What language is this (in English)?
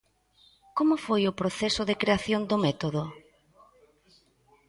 Galician